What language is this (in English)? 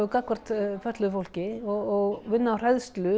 Icelandic